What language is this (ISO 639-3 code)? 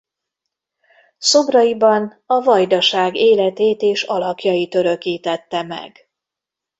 hun